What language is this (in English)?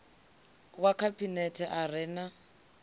Venda